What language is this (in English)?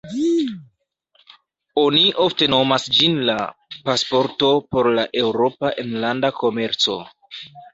Esperanto